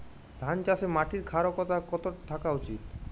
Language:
Bangla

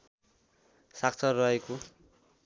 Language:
Nepali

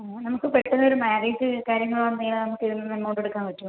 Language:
Malayalam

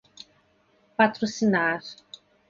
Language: Portuguese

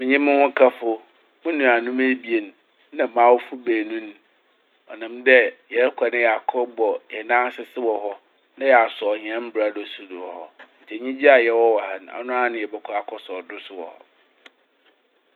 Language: Akan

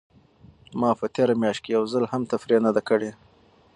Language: Pashto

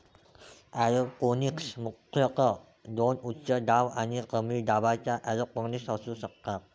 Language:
Marathi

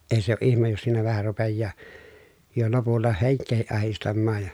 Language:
Finnish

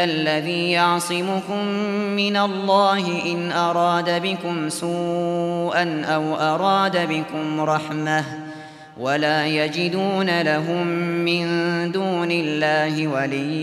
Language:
Arabic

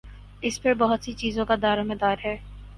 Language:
Urdu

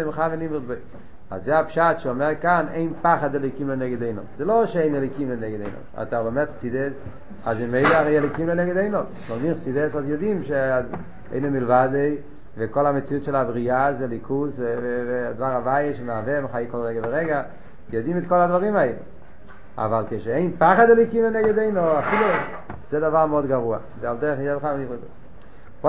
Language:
Hebrew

